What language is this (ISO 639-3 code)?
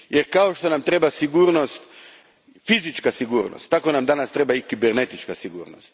hrv